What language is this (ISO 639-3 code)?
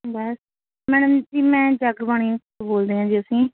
pan